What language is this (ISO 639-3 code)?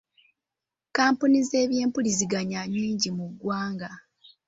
lug